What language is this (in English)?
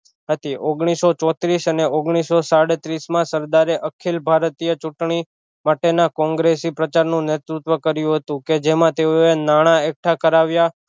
Gujarati